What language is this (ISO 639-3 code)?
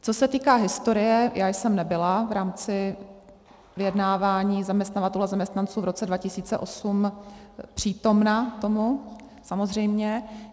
ces